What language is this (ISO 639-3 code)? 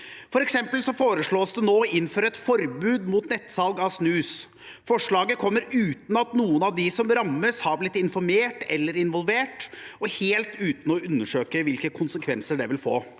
nor